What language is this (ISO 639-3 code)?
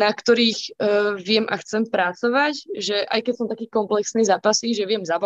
slk